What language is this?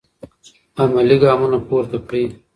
Pashto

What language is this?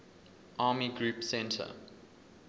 English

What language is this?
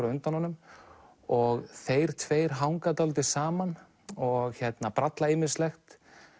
Icelandic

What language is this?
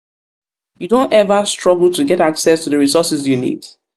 Nigerian Pidgin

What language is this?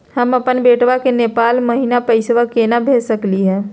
Magahi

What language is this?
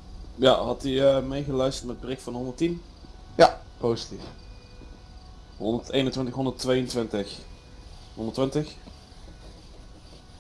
Dutch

